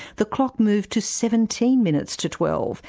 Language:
English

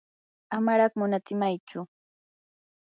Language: Yanahuanca Pasco Quechua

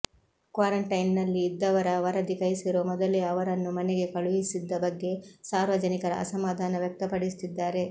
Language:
Kannada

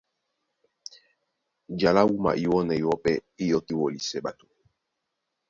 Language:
Duala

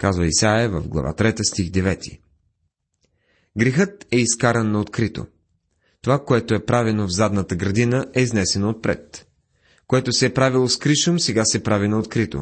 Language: Bulgarian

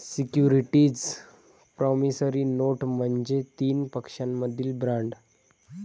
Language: Marathi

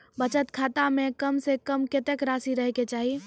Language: Maithili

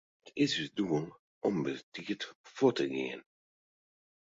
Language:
Western Frisian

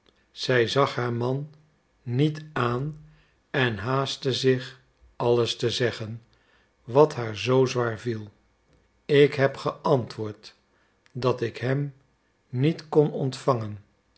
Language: Dutch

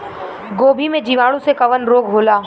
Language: Bhojpuri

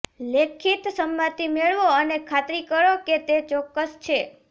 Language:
Gujarati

